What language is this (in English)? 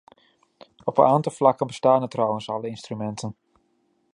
Dutch